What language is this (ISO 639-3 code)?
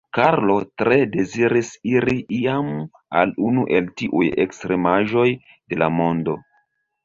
epo